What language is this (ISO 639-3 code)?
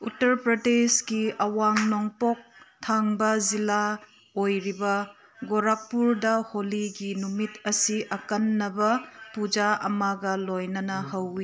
mni